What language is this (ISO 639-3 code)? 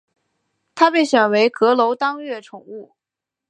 zho